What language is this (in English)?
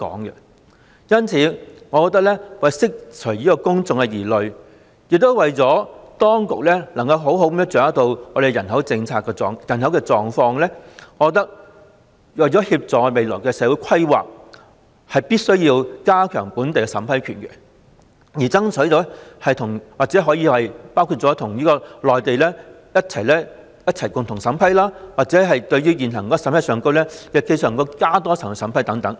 Cantonese